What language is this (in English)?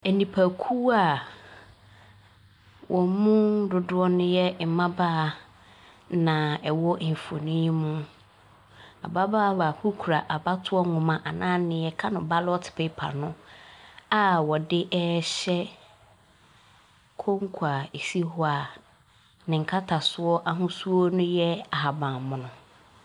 Akan